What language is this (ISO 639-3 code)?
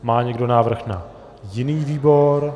ces